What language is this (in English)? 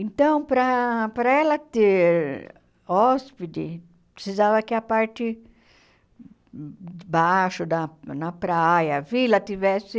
Portuguese